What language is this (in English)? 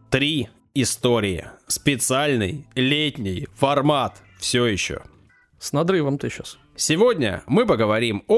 Russian